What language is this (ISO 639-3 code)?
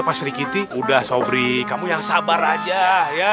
ind